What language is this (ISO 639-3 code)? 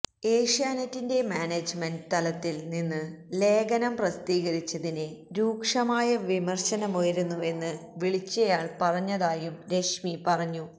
mal